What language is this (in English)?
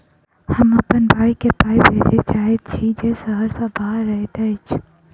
Maithili